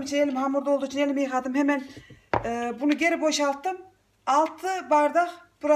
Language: Turkish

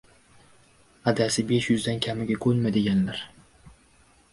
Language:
Uzbek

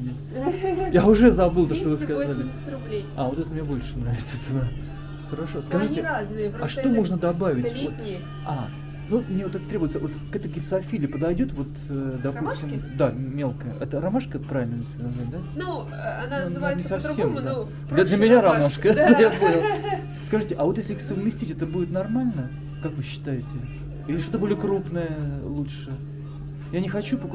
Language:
Russian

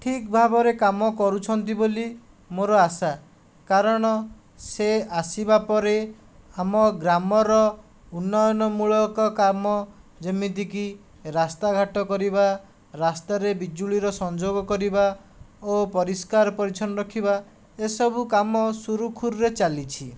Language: Odia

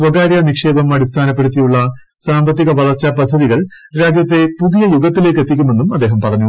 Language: Malayalam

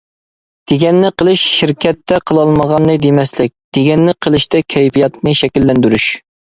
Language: Uyghur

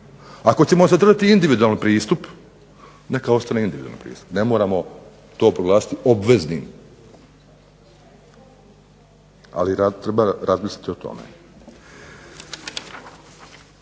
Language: Croatian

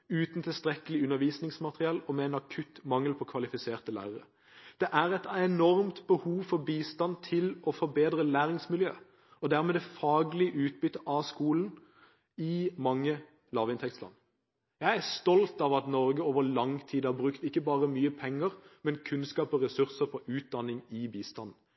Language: Norwegian Bokmål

